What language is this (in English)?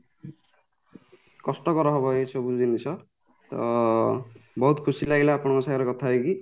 Odia